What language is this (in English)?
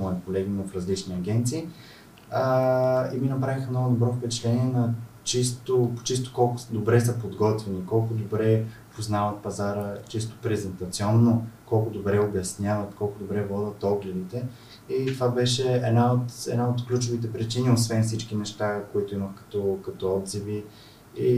Bulgarian